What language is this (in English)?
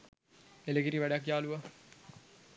Sinhala